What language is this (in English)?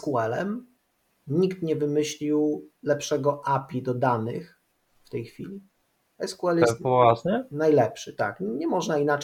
Polish